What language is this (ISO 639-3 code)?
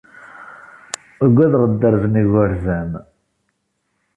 kab